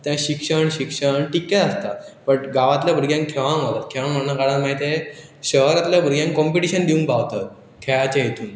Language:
Konkani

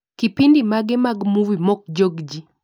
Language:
Luo (Kenya and Tanzania)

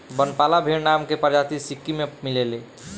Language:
Bhojpuri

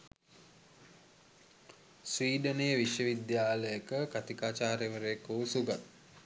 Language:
Sinhala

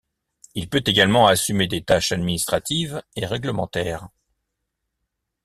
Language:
French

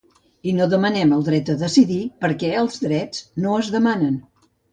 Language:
Catalan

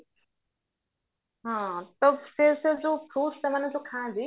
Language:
Odia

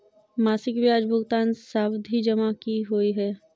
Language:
Maithili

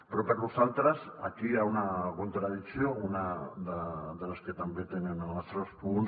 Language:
Catalan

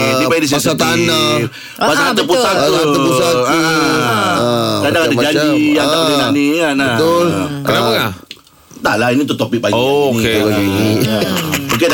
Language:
Malay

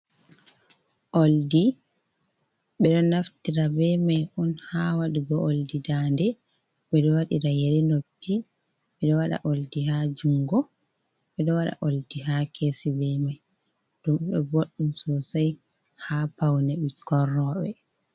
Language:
Fula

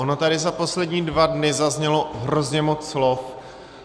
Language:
Czech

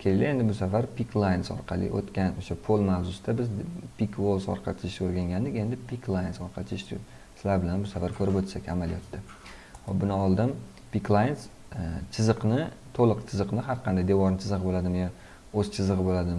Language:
Turkish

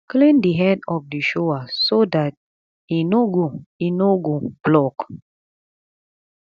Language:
Nigerian Pidgin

